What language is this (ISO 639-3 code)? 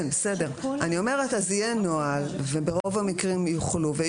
heb